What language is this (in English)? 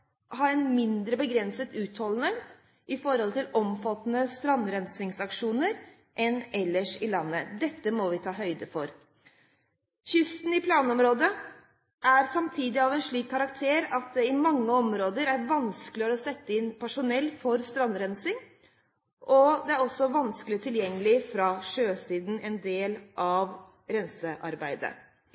Norwegian Bokmål